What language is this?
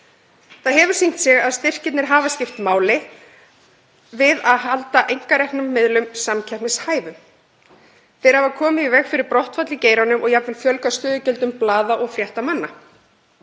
Icelandic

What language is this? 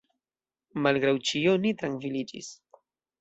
Esperanto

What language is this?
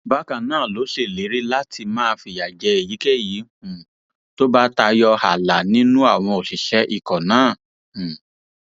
Yoruba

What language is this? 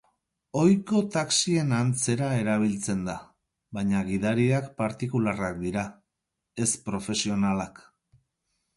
Basque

